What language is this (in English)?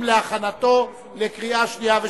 Hebrew